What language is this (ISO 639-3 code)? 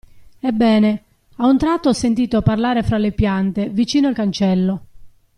ita